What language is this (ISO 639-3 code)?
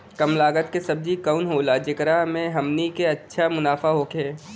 bho